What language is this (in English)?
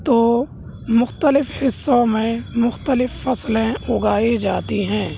Urdu